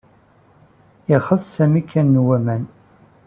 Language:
Kabyle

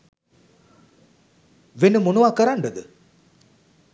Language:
Sinhala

